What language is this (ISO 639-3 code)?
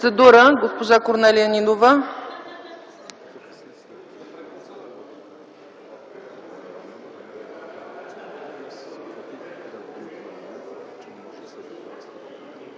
bul